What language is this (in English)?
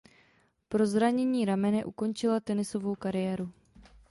Czech